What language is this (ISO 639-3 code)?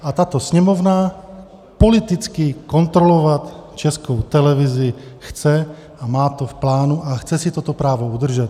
ces